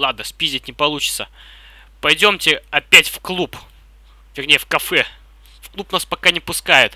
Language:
Russian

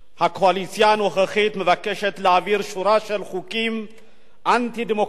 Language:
Hebrew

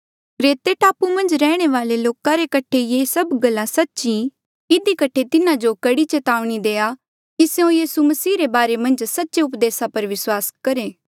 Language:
Mandeali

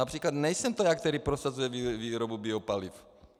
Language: Czech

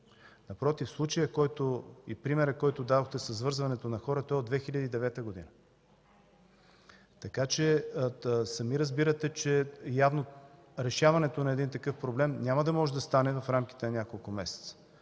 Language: Bulgarian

